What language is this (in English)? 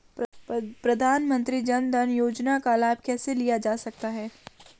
Hindi